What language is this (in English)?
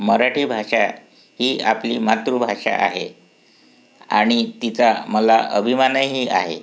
Marathi